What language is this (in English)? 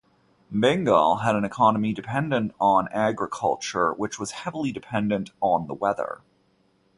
English